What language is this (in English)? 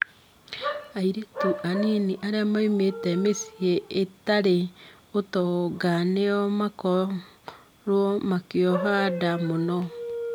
Kikuyu